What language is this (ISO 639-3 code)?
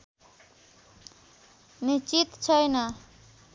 nep